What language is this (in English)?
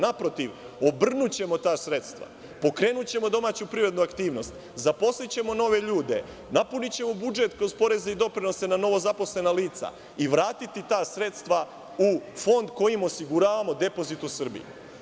Serbian